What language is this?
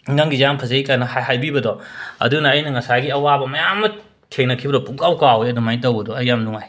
Manipuri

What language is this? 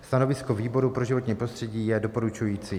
Czech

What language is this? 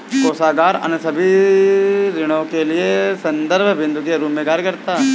Hindi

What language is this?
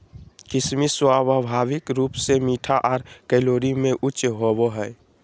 Magahi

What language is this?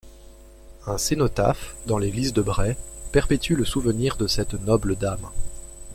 French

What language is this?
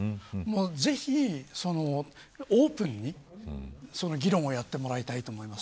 Japanese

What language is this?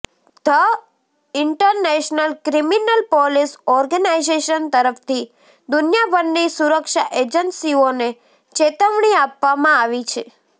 Gujarati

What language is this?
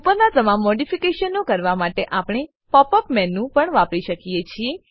Gujarati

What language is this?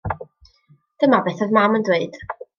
Welsh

